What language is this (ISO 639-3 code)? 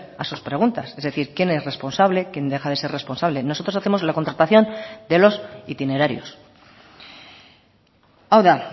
spa